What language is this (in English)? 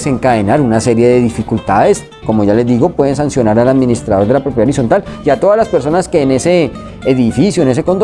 Spanish